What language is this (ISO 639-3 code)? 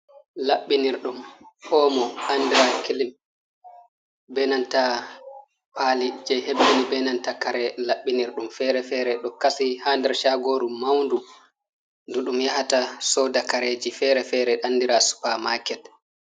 ful